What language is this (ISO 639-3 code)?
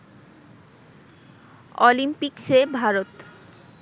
ben